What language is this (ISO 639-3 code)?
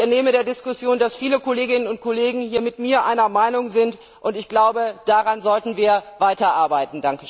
deu